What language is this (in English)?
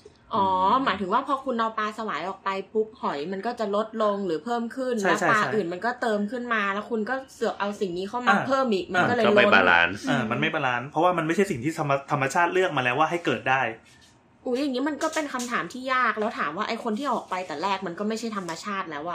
Thai